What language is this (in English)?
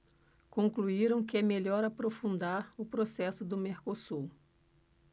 Portuguese